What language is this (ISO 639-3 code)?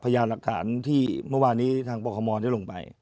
tha